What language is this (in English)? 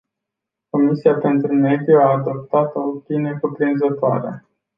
Romanian